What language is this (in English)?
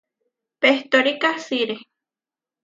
Huarijio